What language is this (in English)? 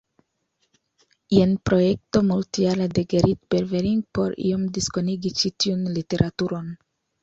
Esperanto